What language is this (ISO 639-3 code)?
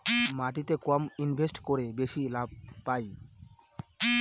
ben